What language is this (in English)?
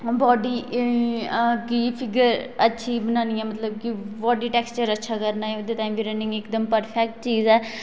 Dogri